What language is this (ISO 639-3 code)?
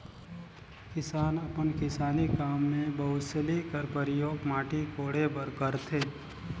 hne